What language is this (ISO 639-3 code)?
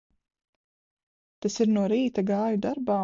lav